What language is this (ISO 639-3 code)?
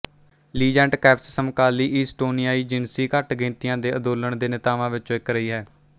pan